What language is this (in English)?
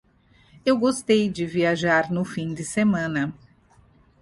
Portuguese